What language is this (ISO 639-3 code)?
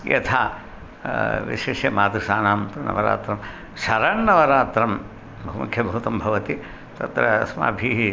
san